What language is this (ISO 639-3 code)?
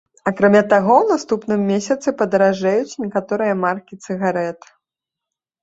bel